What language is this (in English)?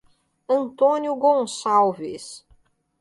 Portuguese